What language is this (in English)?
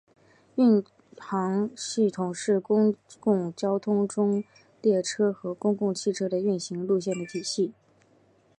Chinese